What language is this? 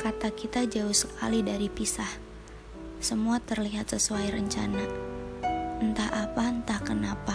Indonesian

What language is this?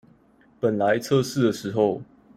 Chinese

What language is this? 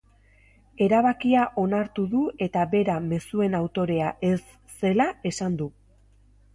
Basque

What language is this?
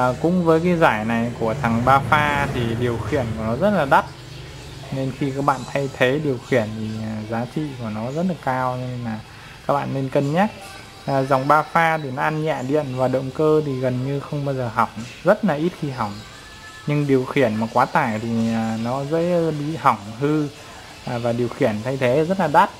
Vietnamese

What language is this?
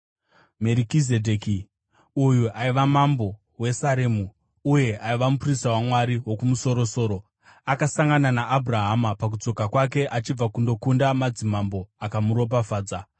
Shona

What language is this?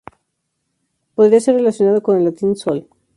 Spanish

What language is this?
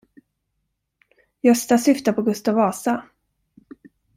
Swedish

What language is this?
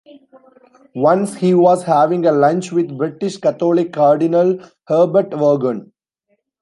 English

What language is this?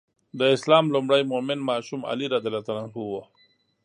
Pashto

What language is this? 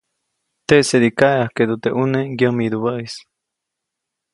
Copainalá Zoque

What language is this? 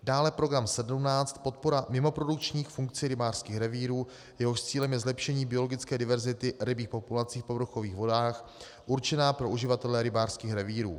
Czech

